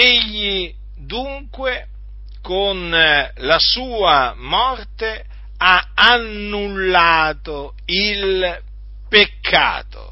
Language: Italian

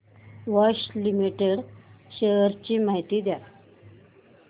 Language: Marathi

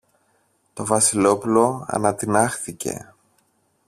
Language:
Greek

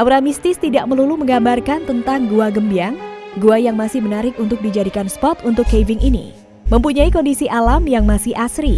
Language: Indonesian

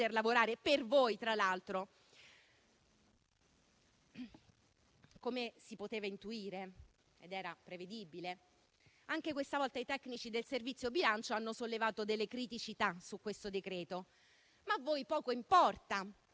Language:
Italian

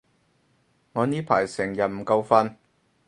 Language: Cantonese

